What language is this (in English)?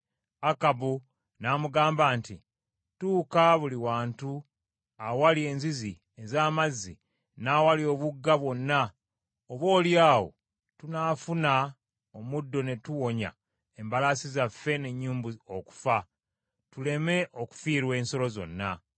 Ganda